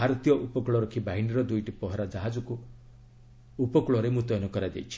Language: Odia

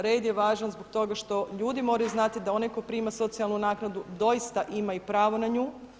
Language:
Croatian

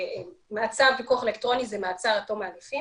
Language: Hebrew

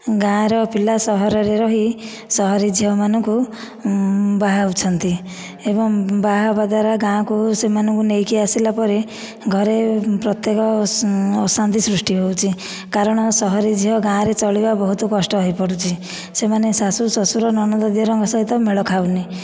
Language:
Odia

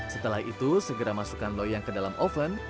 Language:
Indonesian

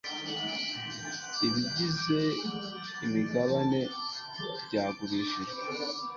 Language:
Kinyarwanda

